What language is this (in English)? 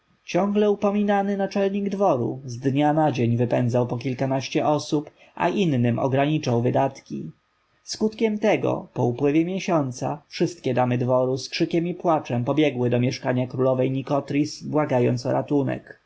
Polish